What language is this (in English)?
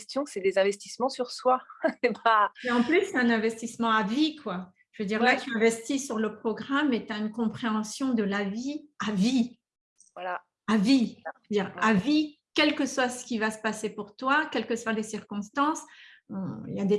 French